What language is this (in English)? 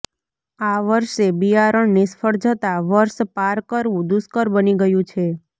Gujarati